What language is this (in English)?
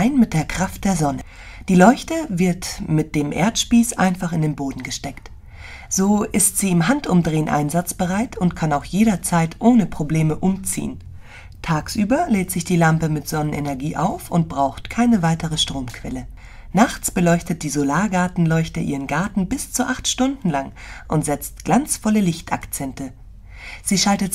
German